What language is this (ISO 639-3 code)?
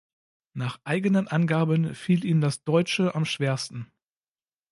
deu